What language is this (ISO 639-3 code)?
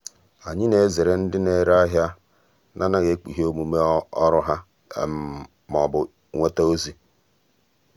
ibo